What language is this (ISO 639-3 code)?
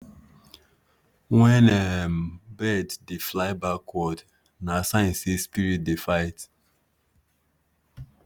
pcm